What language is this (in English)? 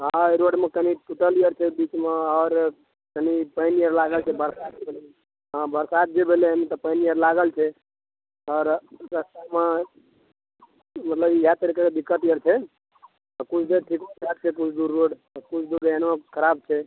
Maithili